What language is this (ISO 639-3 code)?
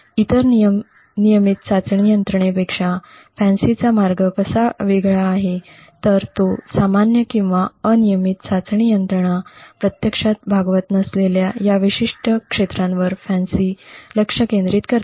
mar